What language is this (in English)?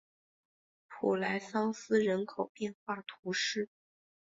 Chinese